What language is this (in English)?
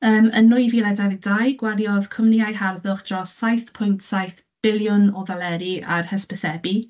Welsh